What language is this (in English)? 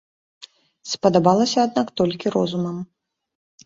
Belarusian